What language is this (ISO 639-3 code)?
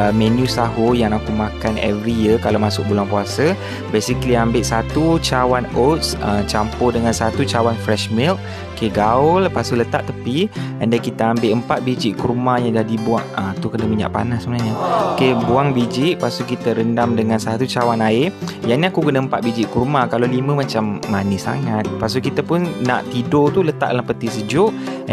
msa